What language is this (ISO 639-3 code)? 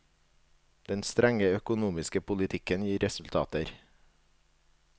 nor